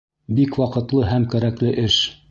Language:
Bashkir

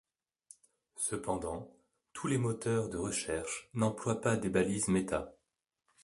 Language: French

